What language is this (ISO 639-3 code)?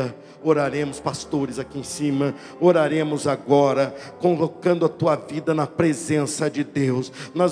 por